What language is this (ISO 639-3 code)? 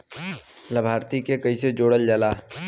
bho